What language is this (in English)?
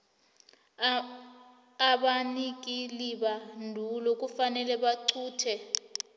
South Ndebele